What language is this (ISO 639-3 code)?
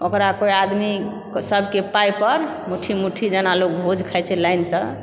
mai